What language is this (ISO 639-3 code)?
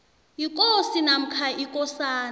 nbl